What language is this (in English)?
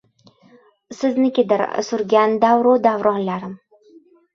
Uzbek